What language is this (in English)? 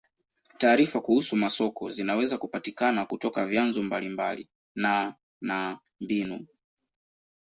Swahili